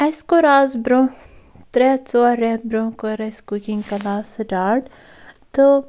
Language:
Kashmiri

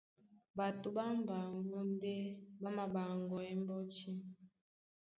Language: Duala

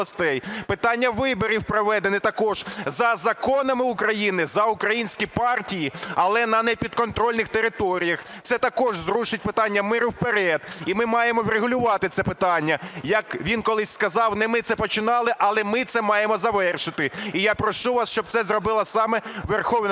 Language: Ukrainian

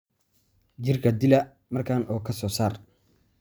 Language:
Somali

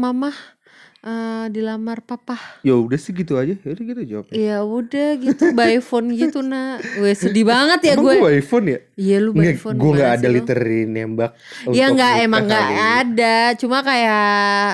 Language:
Indonesian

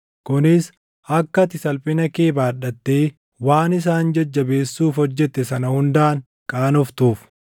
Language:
Oromo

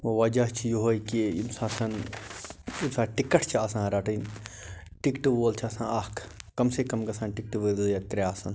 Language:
Kashmiri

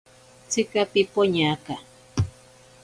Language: Ashéninka Perené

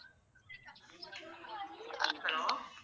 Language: Tamil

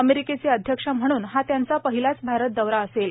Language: Marathi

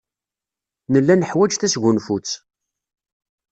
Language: Kabyle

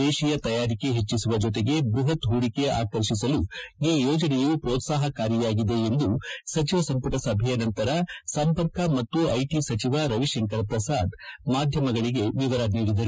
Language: Kannada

